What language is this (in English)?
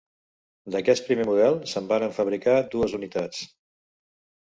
Catalan